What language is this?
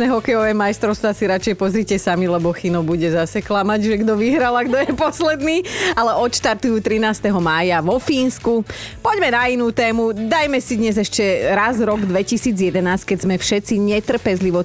Slovak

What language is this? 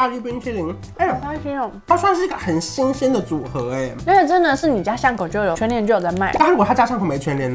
Chinese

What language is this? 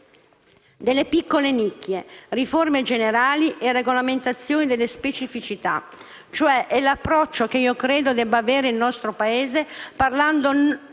Italian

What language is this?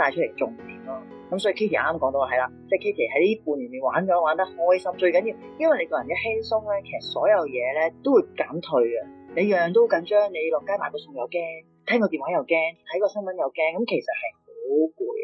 Chinese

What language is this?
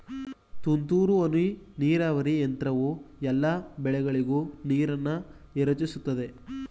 Kannada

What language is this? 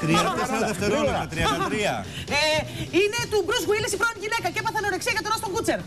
Greek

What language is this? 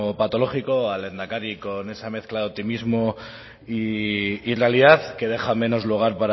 Spanish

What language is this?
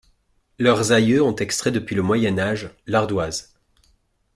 French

